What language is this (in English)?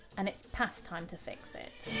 English